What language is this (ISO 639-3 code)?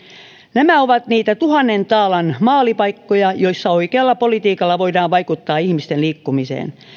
fin